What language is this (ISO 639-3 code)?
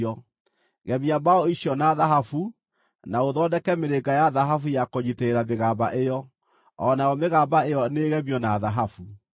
kik